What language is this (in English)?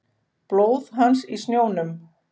Icelandic